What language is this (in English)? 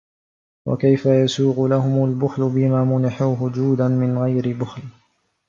Arabic